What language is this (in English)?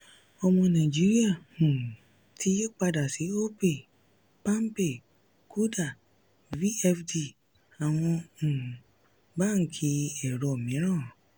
Yoruba